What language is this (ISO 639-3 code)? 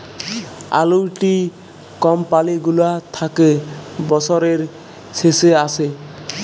ben